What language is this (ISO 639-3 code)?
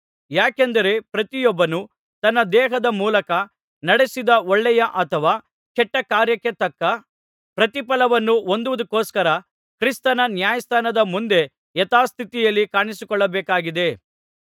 kan